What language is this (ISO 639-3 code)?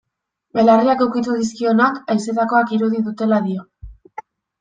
eus